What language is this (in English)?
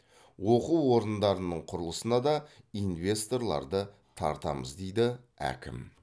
Kazakh